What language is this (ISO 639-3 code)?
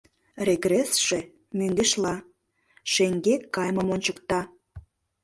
chm